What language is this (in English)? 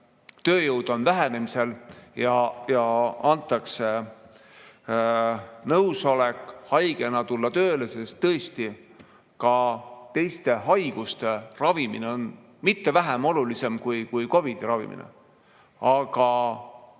Estonian